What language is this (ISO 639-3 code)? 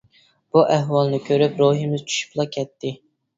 uig